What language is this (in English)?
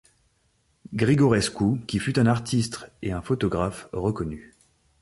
French